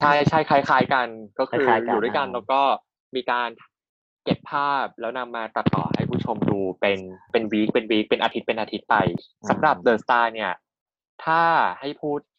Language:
Thai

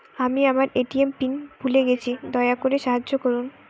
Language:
Bangla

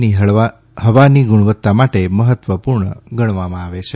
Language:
Gujarati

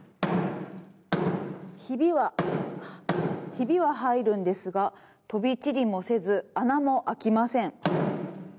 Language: Japanese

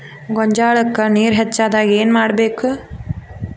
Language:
Kannada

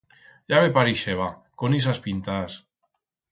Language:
Aragonese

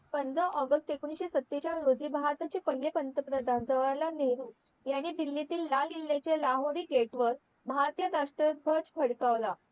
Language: Marathi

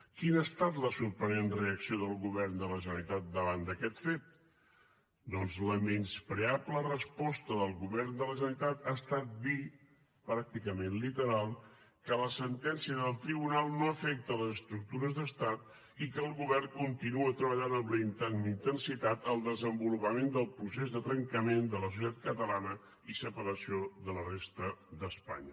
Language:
Catalan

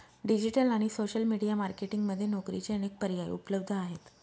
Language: Marathi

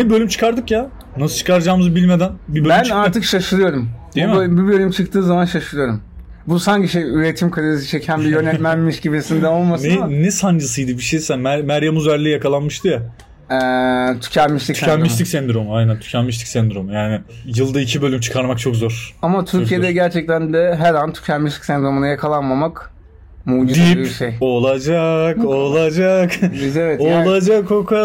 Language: Turkish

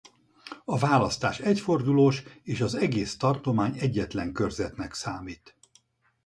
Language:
Hungarian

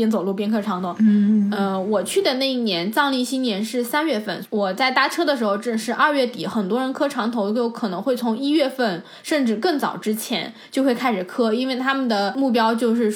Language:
Chinese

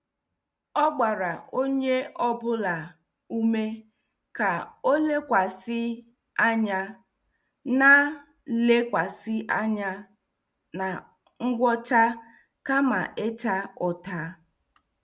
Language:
Igbo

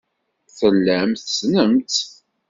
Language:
Kabyle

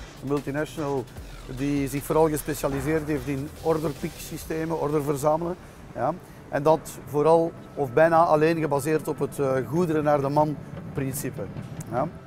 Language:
Dutch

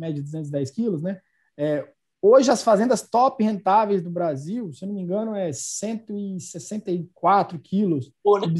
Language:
Portuguese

